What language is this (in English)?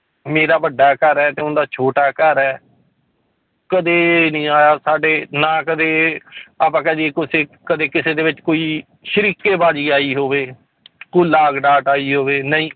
Punjabi